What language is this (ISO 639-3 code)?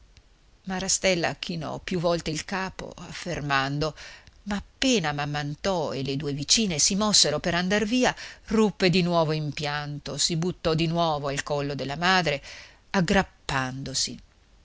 ita